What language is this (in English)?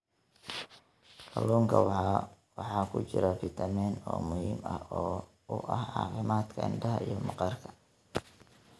Somali